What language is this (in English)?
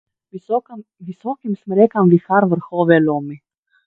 Slovenian